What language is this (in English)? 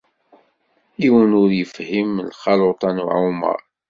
Kabyle